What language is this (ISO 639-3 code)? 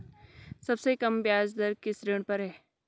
hin